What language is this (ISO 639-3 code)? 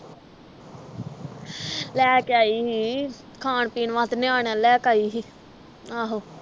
pan